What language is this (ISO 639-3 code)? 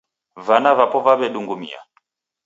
dav